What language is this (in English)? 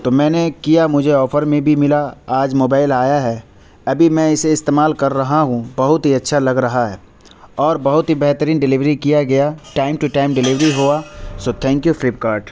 Urdu